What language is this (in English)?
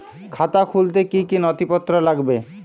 Bangla